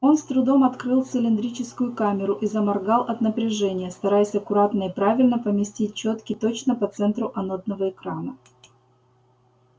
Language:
Russian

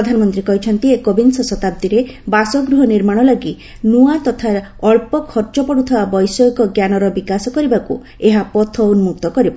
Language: Odia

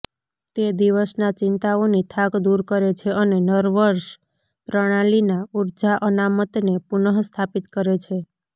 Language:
Gujarati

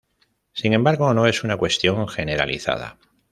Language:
Spanish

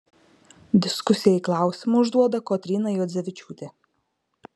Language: Lithuanian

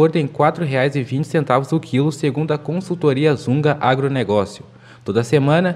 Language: Portuguese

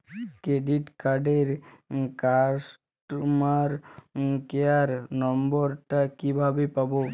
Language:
Bangla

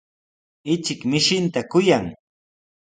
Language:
Sihuas Ancash Quechua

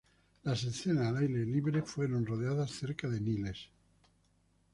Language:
Spanish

